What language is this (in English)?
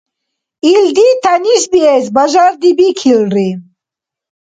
Dargwa